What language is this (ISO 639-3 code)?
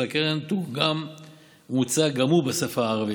heb